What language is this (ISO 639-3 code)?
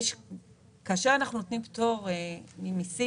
heb